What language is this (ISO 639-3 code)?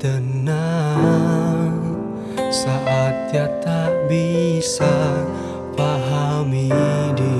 ind